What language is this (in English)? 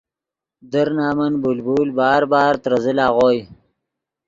Yidgha